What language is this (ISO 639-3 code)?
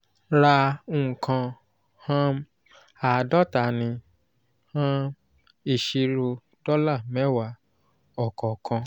yor